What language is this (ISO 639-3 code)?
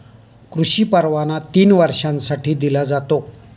mar